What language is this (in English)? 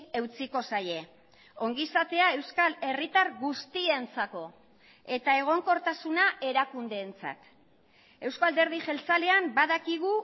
Basque